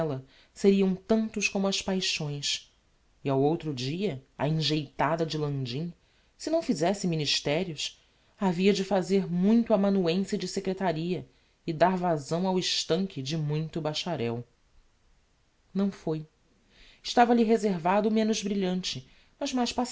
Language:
Portuguese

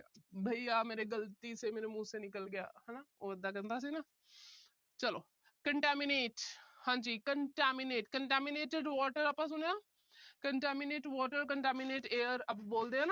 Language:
Punjabi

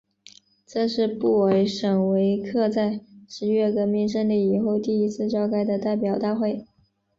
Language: Chinese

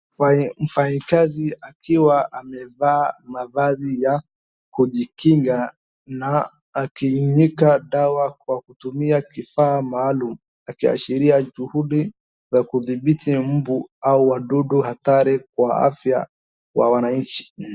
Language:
Swahili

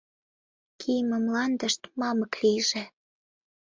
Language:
Mari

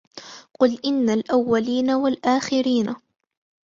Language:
Arabic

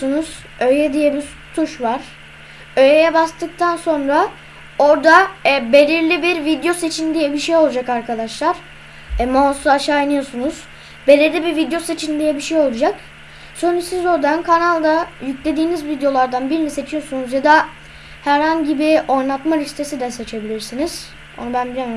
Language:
Turkish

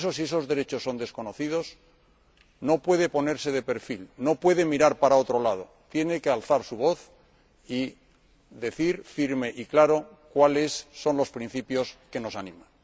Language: Spanish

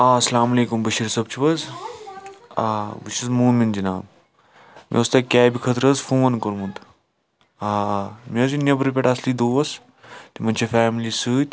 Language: Kashmiri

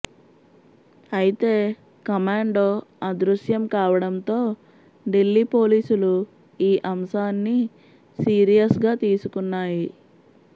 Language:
Telugu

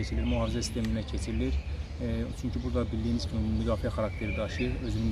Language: Turkish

